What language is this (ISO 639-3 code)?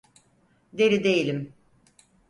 tur